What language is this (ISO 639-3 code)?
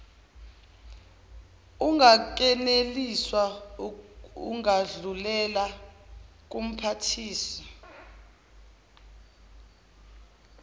zul